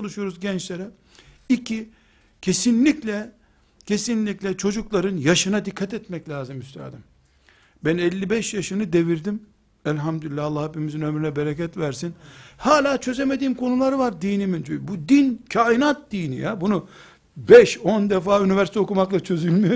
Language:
Turkish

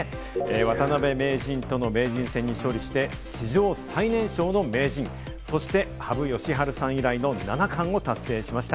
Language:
Japanese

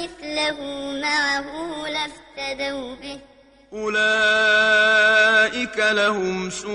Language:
Arabic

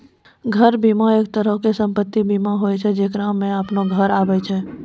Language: Maithili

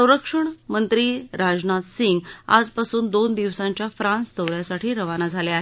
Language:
Marathi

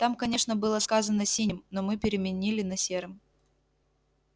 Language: Russian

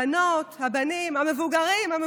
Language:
Hebrew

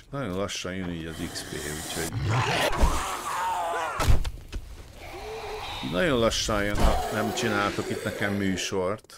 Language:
Hungarian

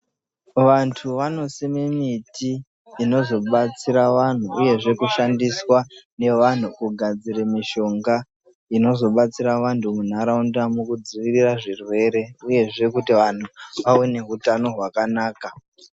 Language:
Ndau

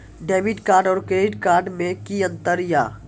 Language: Maithili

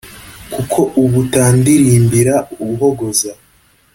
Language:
Kinyarwanda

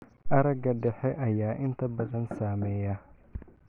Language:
Somali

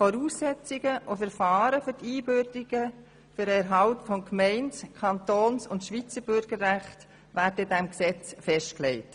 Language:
Swiss German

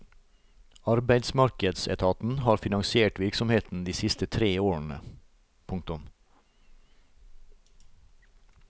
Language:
Norwegian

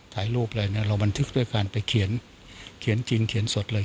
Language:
Thai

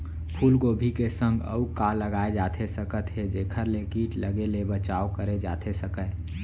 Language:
Chhattisgarhi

